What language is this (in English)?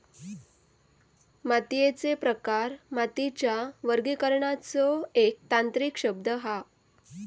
Marathi